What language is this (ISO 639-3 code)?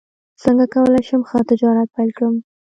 pus